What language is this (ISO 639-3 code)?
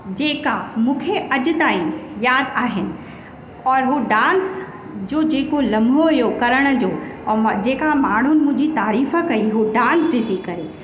snd